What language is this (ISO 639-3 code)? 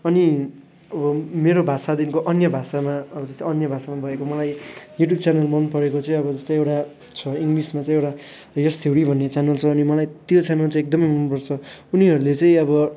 nep